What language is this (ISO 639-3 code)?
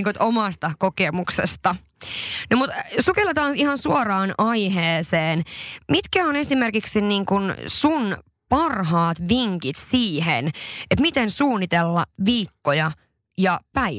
fin